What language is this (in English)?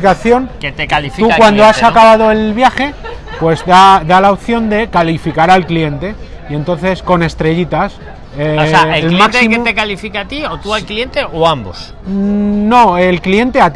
Spanish